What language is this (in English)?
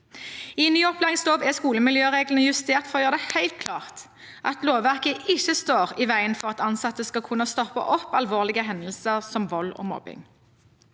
Norwegian